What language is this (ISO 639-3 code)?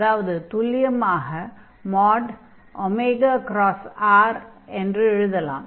tam